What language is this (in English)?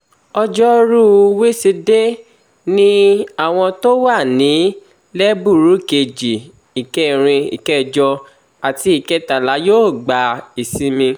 Yoruba